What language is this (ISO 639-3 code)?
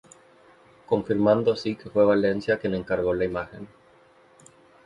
spa